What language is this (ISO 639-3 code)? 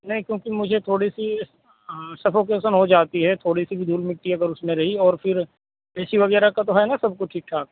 urd